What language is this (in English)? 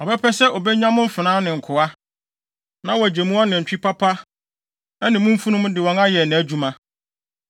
Akan